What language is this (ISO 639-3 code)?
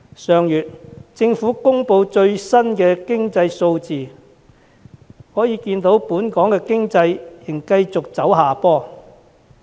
yue